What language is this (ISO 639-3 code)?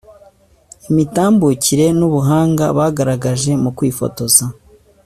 kin